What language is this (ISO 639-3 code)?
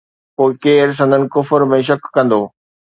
snd